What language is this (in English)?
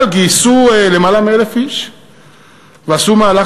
Hebrew